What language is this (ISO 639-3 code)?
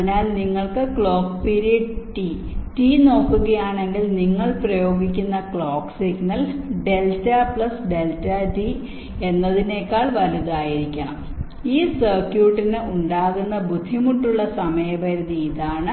mal